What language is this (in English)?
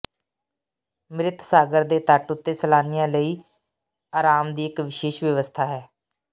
Punjabi